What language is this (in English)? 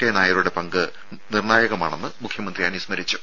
Malayalam